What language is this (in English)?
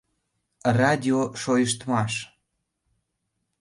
Mari